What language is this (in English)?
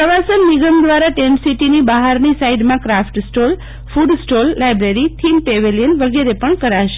Gujarati